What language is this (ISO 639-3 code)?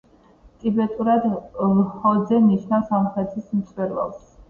kat